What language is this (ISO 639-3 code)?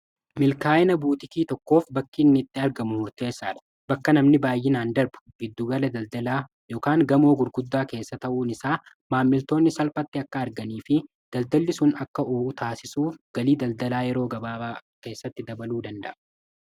orm